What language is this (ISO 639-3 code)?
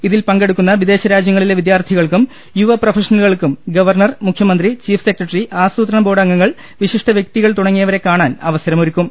mal